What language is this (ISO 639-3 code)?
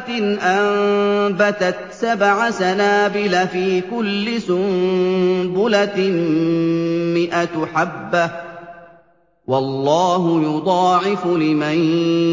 ara